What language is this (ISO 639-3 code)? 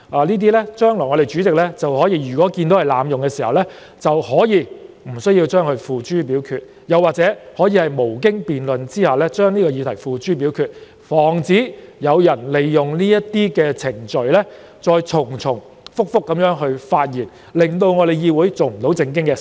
yue